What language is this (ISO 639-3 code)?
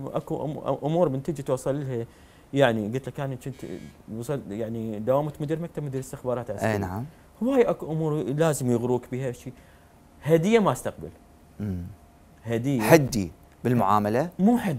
ara